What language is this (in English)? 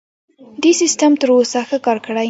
Pashto